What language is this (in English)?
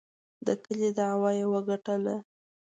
Pashto